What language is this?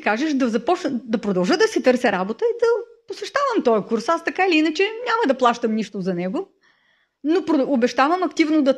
Bulgarian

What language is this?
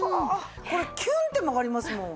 Japanese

